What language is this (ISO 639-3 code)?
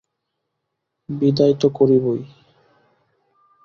ben